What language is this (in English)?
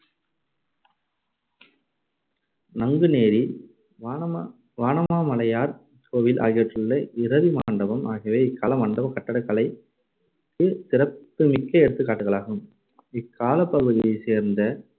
Tamil